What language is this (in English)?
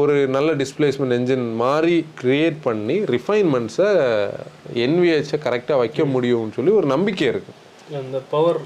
Tamil